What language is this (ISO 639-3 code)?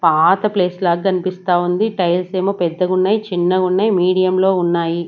tel